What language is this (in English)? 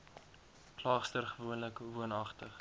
Afrikaans